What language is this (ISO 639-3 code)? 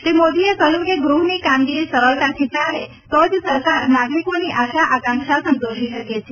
guj